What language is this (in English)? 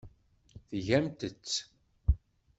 Kabyle